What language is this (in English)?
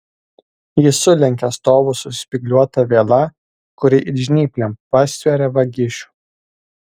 Lithuanian